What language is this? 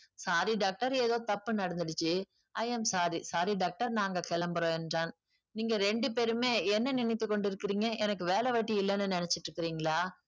Tamil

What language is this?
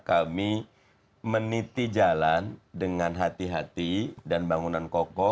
Indonesian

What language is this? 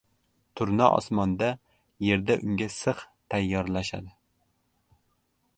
Uzbek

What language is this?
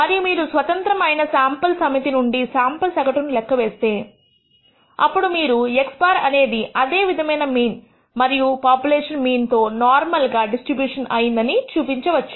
Telugu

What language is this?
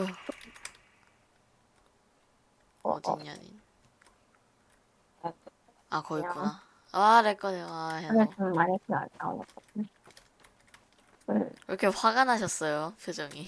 Korean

